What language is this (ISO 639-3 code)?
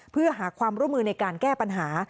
tha